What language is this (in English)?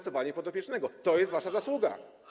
Polish